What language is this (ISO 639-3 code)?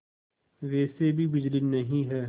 hin